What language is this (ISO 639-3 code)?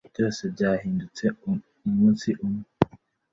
kin